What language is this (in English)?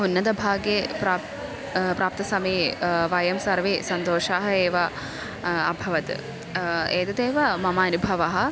Sanskrit